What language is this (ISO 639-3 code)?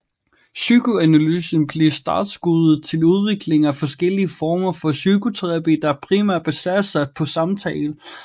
dan